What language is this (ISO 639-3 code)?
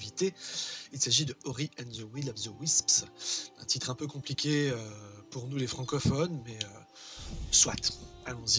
fra